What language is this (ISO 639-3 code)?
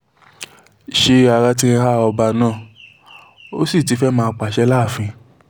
yor